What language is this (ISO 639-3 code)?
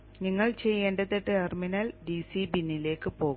mal